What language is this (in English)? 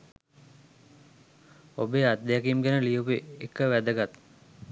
Sinhala